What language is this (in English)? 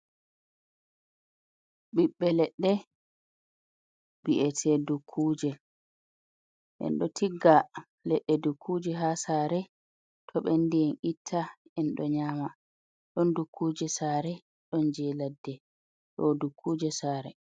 Fula